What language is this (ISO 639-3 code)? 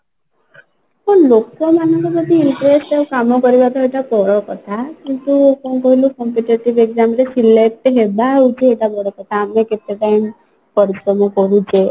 ori